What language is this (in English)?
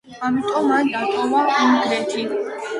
Georgian